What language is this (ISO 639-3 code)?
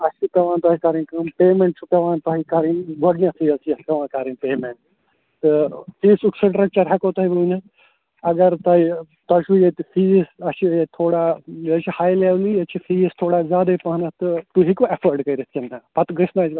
kas